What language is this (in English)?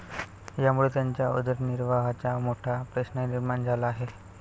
Marathi